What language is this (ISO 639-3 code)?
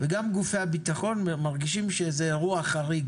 heb